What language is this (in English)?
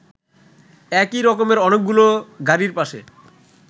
Bangla